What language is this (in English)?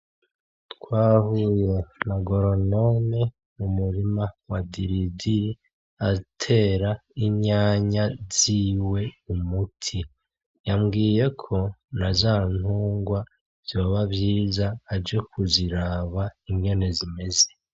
Rundi